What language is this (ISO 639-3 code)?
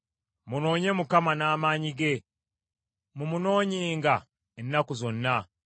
lug